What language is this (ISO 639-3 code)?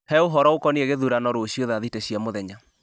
kik